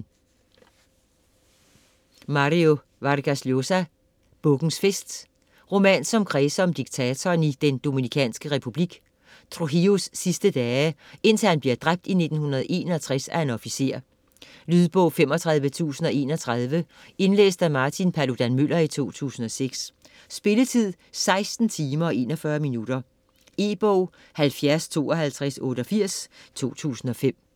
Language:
Danish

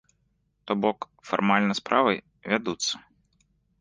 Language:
Belarusian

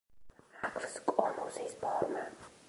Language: Georgian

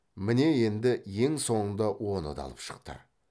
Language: Kazakh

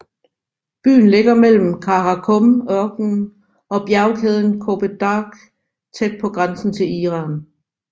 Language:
Danish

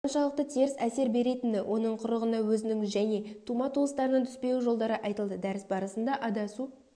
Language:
Kazakh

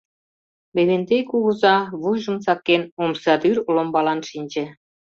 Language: Mari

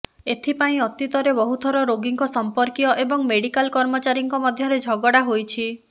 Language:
Odia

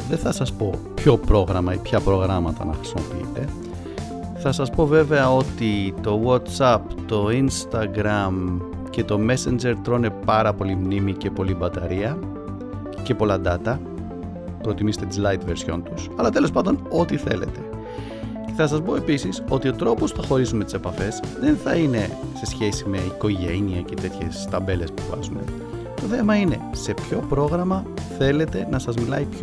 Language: Greek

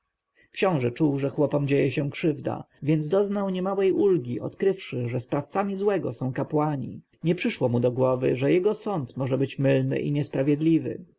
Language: Polish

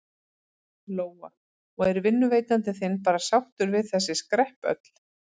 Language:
Icelandic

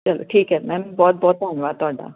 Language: Punjabi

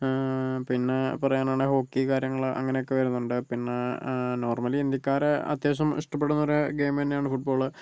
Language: Malayalam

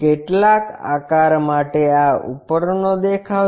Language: Gujarati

